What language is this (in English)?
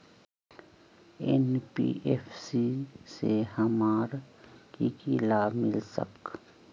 Magahi